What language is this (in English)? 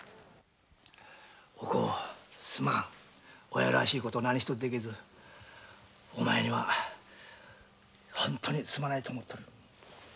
Japanese